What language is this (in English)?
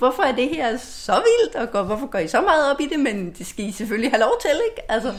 Danish